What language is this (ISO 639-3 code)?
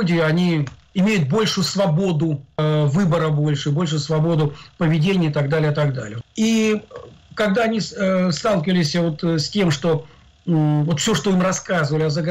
rus